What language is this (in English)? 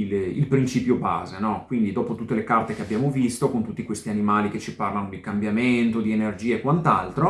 Italian